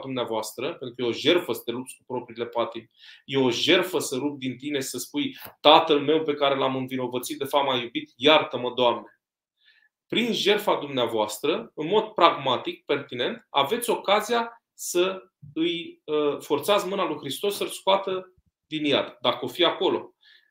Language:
Romanian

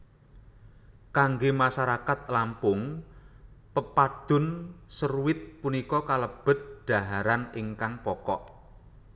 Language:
Javanese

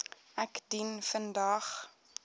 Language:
Afrikaans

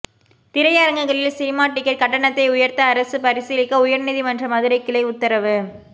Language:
Tamil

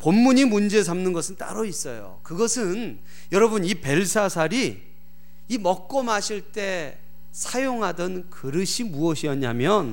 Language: Korean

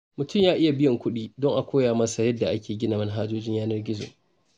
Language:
Hausa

